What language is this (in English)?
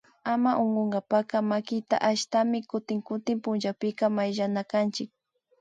Imbabura Highland Quichua